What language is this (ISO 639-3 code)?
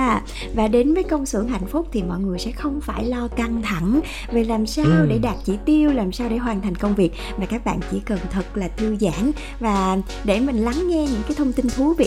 vie